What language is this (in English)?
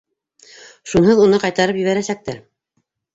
Bashkir